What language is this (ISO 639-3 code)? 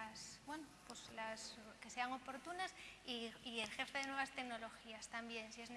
spa